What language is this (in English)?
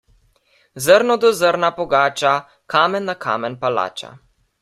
Slovenian